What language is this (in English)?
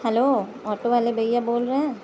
Urdu